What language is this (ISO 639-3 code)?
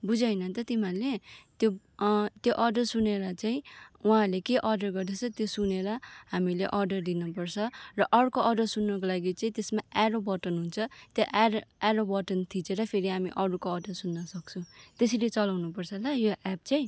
nep